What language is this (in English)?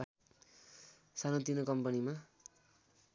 Nepali